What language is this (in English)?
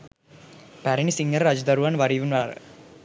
Sinhala